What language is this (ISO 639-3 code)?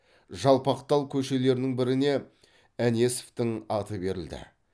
kaz